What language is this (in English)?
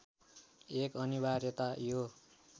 Nepali